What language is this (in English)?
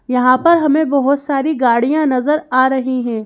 Hindi